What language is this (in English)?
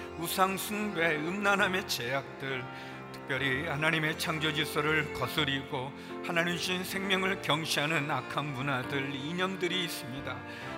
Korean